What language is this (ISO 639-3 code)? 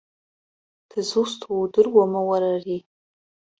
abk